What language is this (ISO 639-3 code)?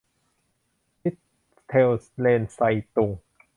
tha